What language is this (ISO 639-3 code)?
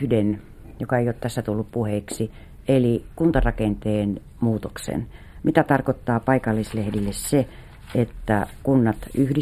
fin